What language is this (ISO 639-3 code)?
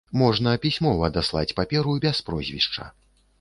bel